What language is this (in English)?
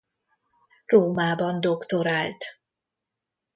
Hungarian